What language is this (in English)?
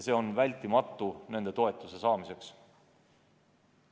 Estonian